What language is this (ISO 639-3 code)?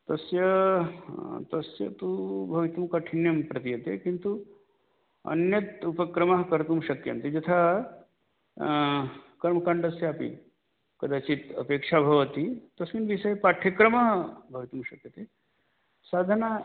san